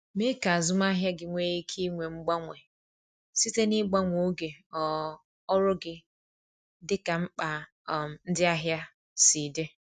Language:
Igbo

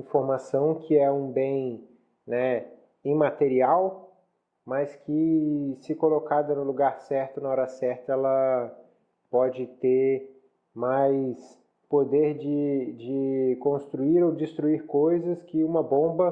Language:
Portuguese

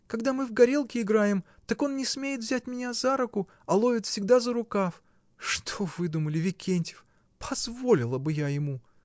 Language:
Russian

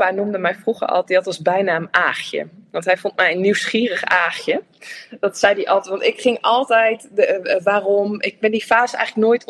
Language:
Dutch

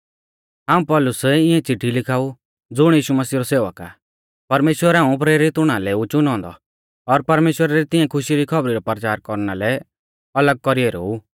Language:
Mahasu Pahari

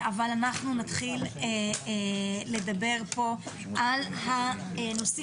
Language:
Hebrew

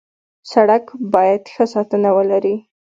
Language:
Pashto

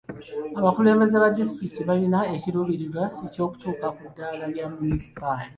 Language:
Ganda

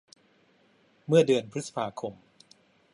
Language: Thai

